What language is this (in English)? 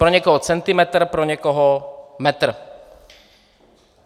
Czech